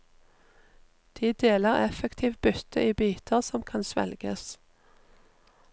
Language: Norwegian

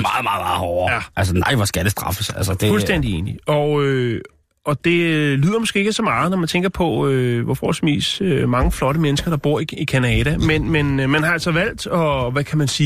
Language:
Danish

